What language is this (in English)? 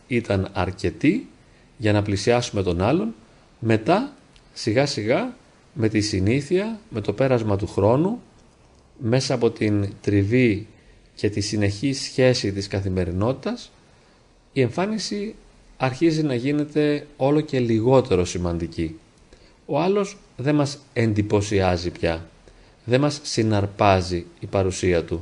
Greek